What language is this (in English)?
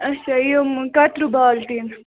Kashmiri